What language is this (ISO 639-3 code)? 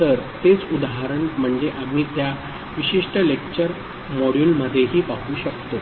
mar